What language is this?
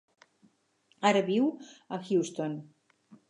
Catalan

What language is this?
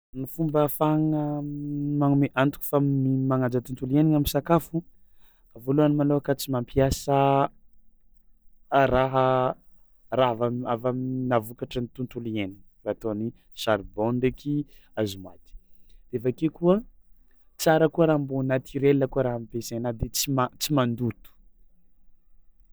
Tsimihety Malagasy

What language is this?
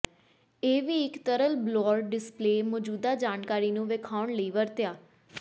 Punjabi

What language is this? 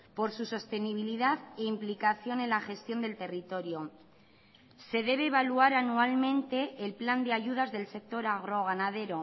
Spanish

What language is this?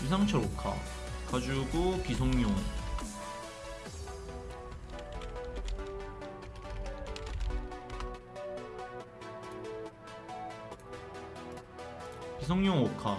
Korean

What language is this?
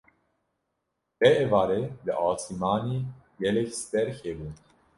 Kurdish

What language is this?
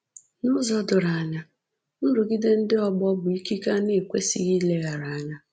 Igbo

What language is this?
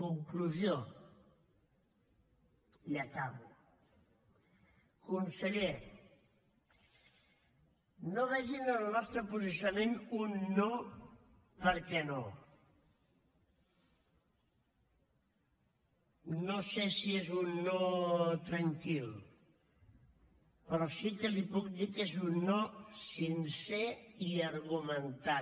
Catalan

